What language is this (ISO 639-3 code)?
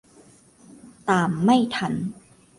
tha